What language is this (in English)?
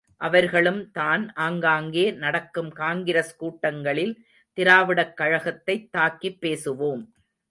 Tamil